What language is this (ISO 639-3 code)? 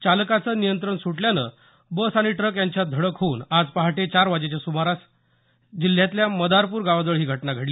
mar